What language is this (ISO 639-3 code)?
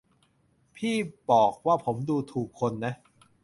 tha